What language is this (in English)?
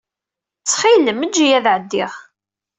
Kabyle